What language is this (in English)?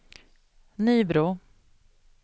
Swedish